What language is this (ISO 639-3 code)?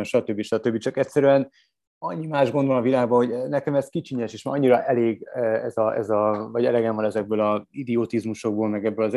hun